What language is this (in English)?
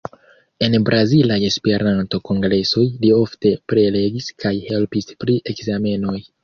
Esperanto